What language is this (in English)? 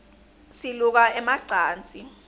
Swati